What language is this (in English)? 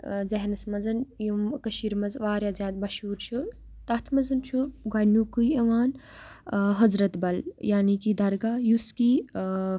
Kashmiri